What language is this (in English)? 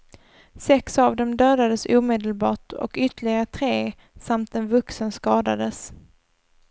Swedish